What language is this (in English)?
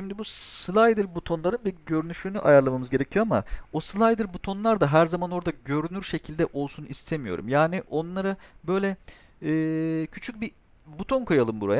Turkish